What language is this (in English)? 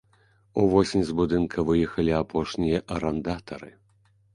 Belarusian